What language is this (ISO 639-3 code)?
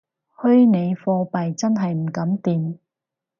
yue